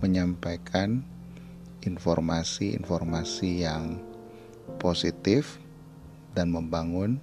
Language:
Indonesian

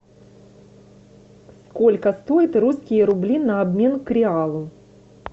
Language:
Russian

